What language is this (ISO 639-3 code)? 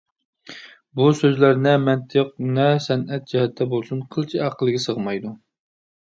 uig